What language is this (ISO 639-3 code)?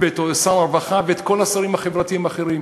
heb